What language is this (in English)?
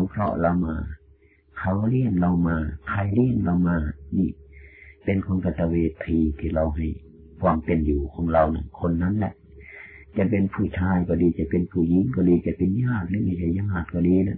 Thai